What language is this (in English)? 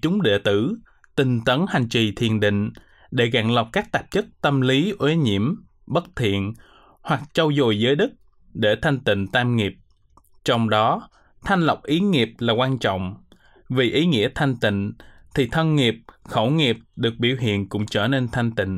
Vietnamese